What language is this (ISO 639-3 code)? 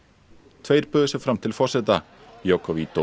isl